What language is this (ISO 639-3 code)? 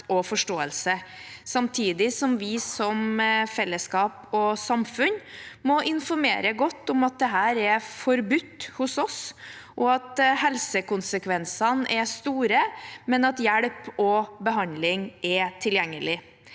nor